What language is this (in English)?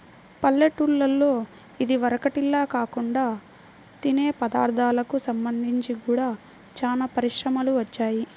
Telugu